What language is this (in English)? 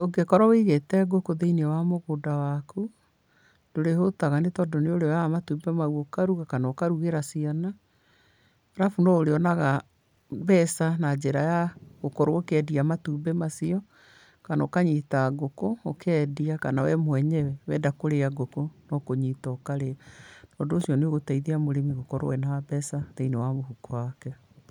Kikuyu